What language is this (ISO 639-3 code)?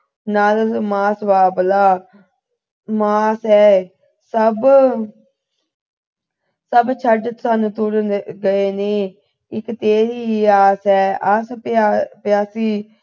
pan